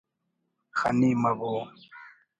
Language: Brahui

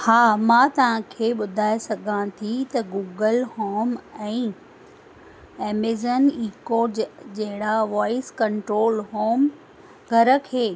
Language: Sindhi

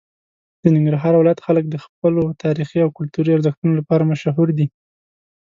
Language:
Pashto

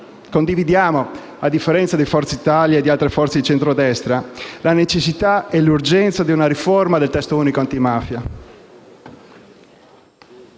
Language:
Italian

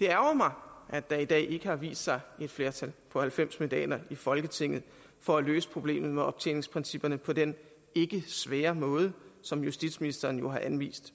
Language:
Danish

